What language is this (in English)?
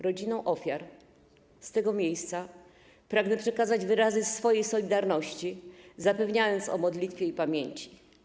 Polish